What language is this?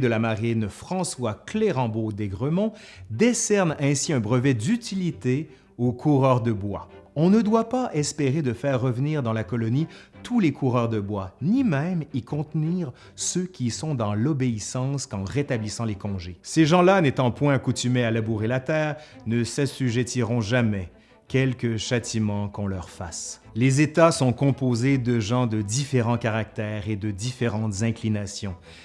French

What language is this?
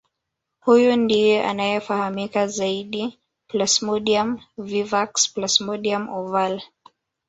Swahili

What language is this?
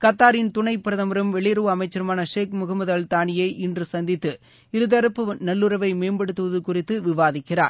Tamil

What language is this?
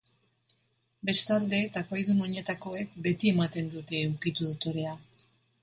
Basque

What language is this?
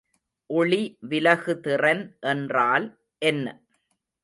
Tamil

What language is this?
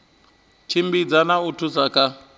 Venda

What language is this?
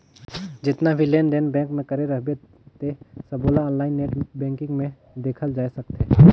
Chhattisgarhi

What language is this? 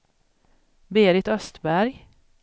Swedish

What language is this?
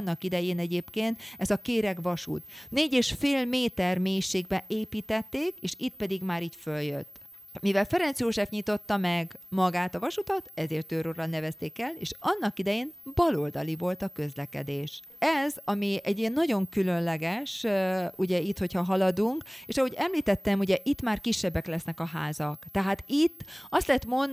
Hungarian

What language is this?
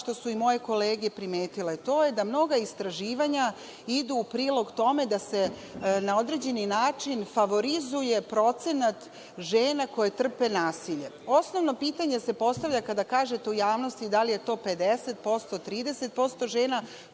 Serbian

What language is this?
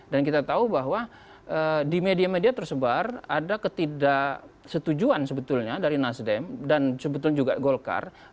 Indonesian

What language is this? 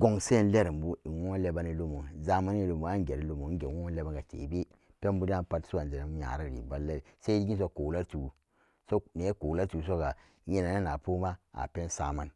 Samba Daka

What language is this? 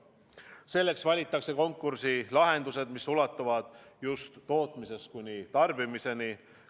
Estonian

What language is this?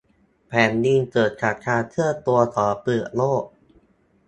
Thai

